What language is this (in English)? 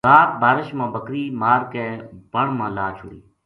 Gujari